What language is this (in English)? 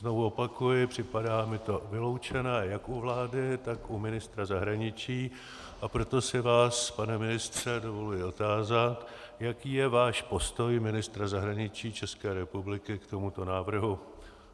Czech